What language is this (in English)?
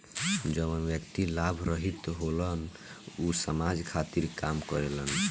Bhojpuri